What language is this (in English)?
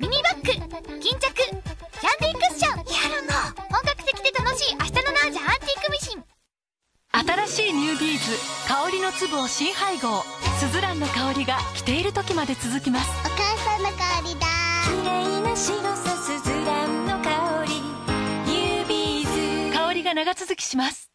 Japanese